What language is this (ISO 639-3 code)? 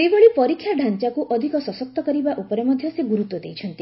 ori